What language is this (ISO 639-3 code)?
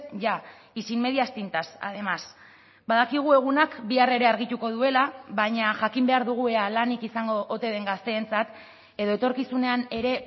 eus